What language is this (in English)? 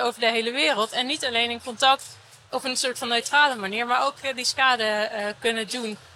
Dutch